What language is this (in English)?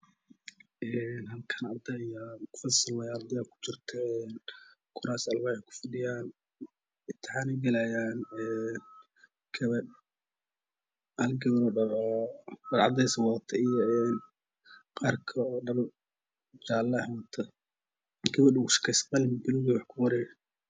Somali